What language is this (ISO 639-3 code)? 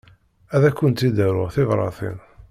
kab